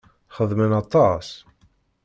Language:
Kabyle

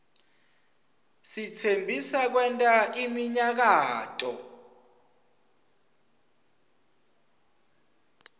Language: Swati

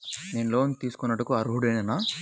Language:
Telugu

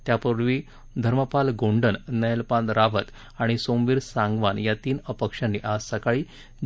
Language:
Marathi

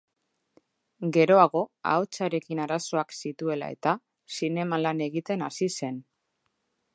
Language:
Basque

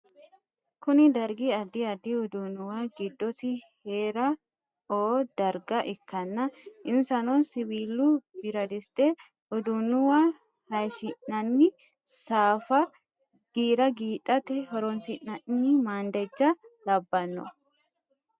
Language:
Sidamo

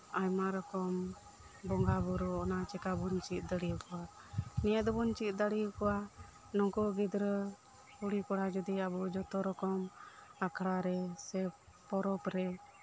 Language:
Santali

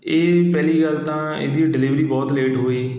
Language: Punjabi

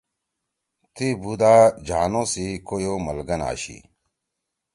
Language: Torwali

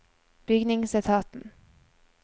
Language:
Norwegian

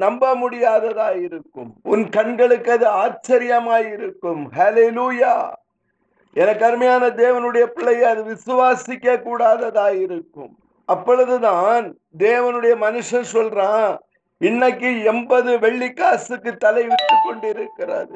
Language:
Tamil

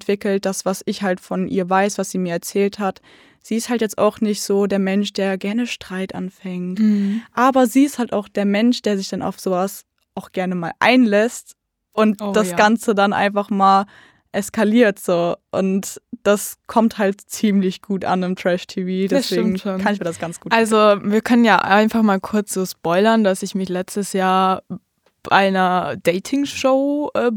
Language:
German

